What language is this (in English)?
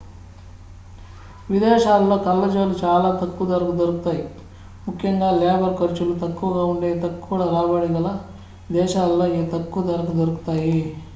Telugu